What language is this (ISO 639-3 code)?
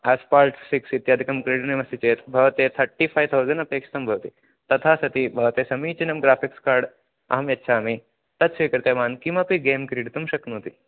san